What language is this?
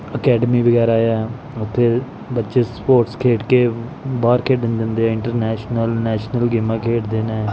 Punjabi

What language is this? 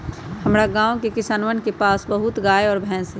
Magahi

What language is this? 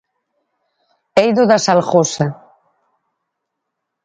Galician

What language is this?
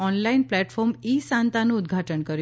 Gujarati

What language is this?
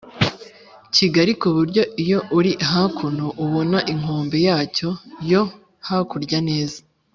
Kinyarwanda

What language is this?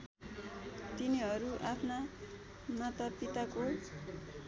Nepali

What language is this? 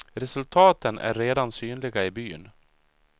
Swedish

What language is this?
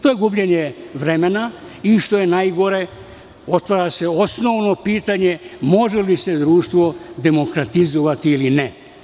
Serbian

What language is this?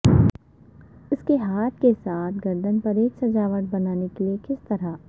Urdu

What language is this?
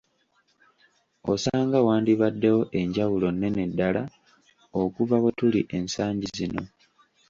Ganda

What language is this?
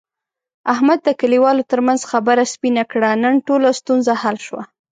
Pashto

